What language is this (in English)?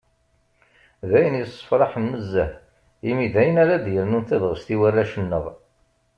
Kabyle